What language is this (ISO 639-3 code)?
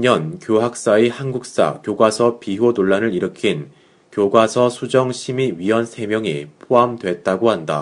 kor